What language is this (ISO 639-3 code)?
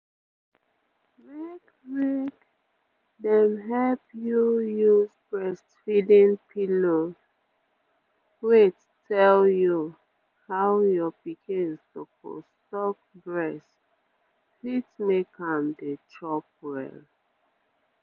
pcm